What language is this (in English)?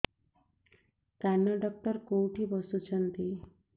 Odia